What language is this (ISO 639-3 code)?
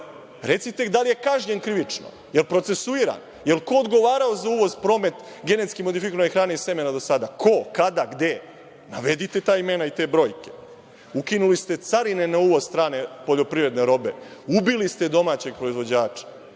srp